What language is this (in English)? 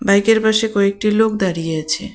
Bangla